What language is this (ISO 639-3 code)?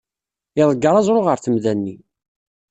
kab